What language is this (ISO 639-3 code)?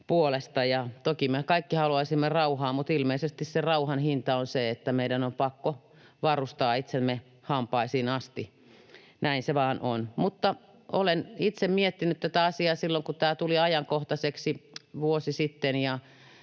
fin